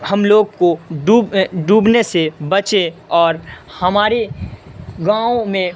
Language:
Urdu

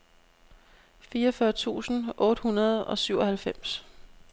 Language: Danish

